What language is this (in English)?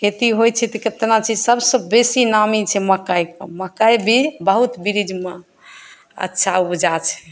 Maithili